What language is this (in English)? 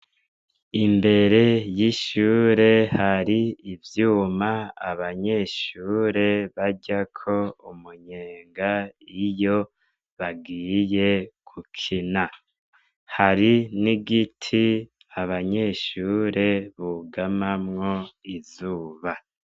Rundi